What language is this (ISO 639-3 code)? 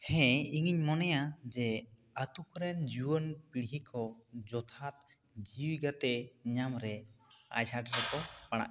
sat